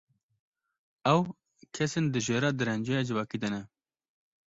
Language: Kurdish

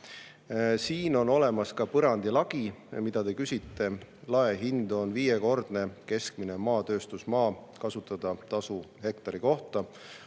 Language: Estonian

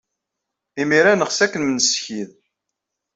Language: Kabyle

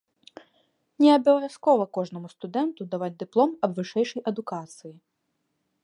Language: Belarusian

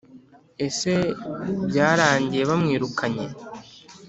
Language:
Kinyarwanda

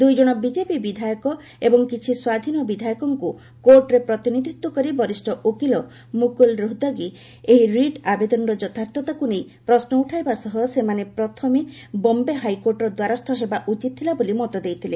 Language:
Odia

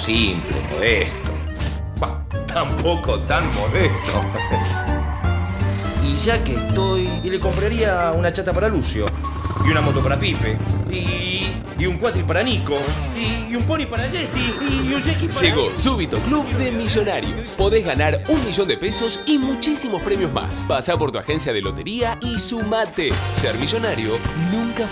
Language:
Spanish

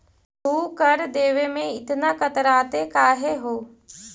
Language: Magahi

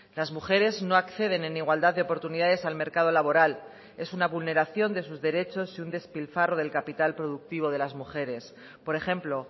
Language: Spanish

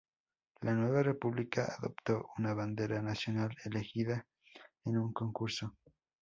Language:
Spanish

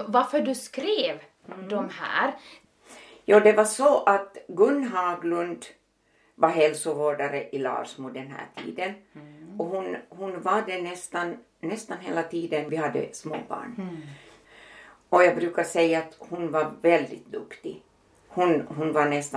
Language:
Swedish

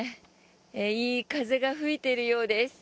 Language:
Japanese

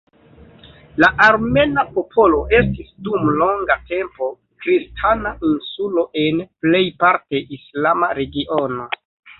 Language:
Esperanto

